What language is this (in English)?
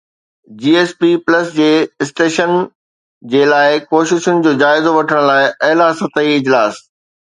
Sindhi